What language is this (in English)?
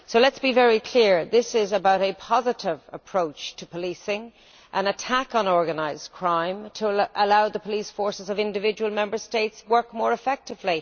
English